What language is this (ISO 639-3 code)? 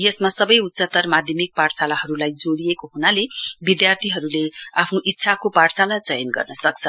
nep